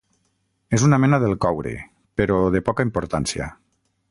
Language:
Catalan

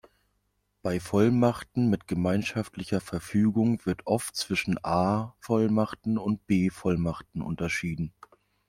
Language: German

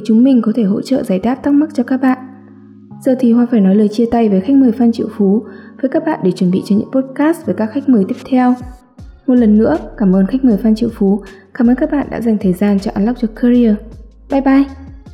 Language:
Vietnamese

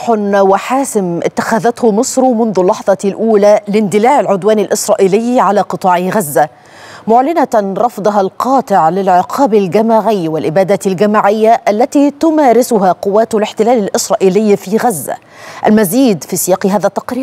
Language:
Arabic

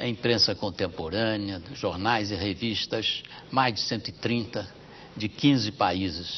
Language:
Portuguese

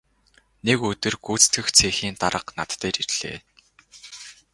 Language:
Mongolian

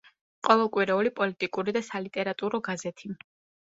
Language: Georgian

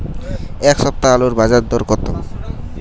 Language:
Bangla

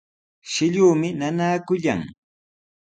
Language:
Sihuas Ancash Quechua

